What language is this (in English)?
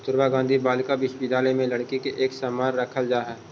Magahi